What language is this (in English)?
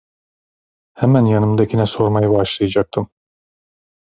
Turkish